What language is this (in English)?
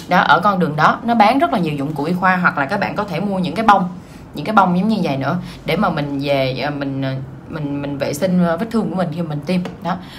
Vietnamese